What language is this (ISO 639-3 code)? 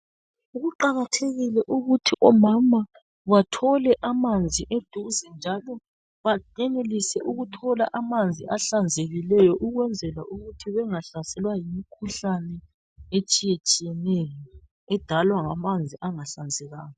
nde